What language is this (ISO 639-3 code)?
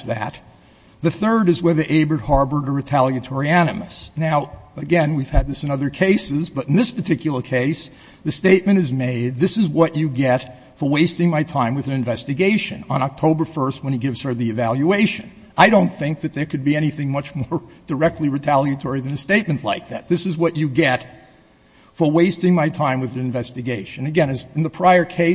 eng